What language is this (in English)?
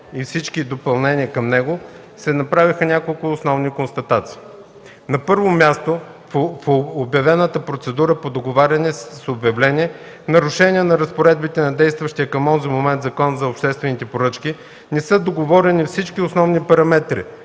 Bulgarian